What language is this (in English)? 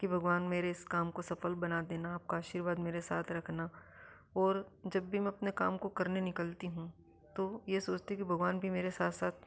Hindi